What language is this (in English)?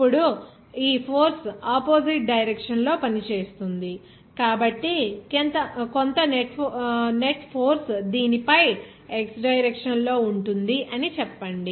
Telugu